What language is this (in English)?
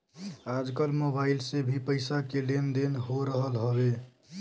Bhojpuri